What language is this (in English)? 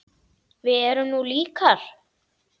Icelandic